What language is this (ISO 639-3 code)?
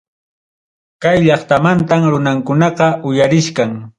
quy